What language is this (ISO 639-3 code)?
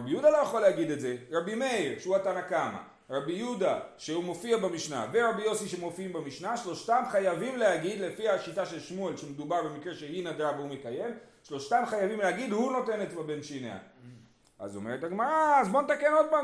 heb